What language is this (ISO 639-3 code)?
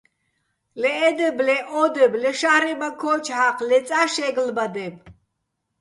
bbl